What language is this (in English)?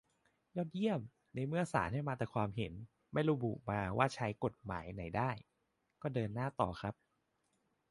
Thai